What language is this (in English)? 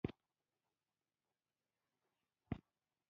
Pashto